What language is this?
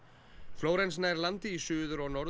Icelandic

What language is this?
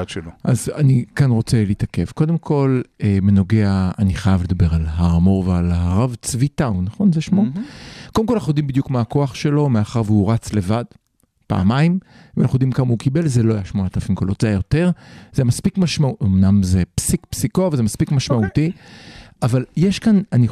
Hebrew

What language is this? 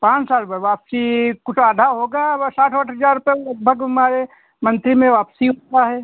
Hindi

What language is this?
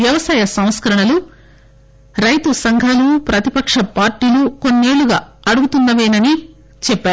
Telugu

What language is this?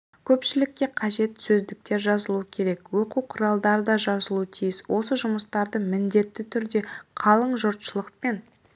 Kazakh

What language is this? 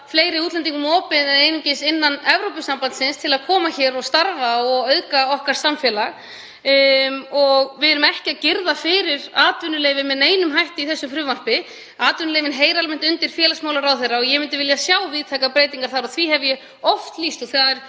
Icelandic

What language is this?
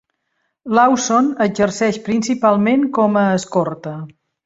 Catalan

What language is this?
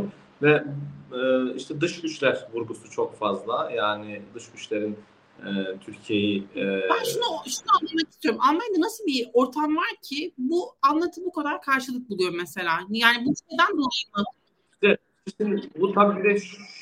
Turkish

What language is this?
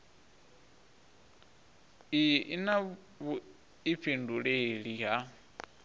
Venda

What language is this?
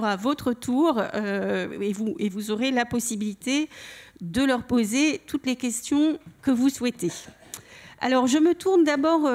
French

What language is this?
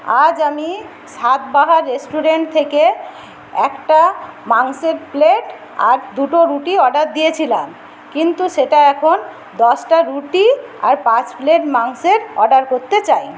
Bangla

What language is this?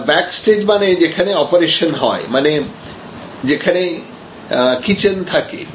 Bangla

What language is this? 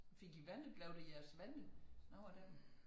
Danish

